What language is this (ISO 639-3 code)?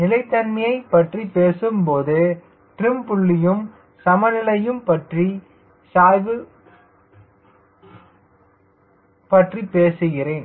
tam